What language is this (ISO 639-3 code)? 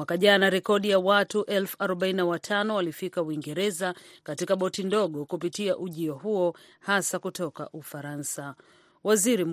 swa